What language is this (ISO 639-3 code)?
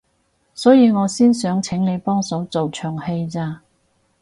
yue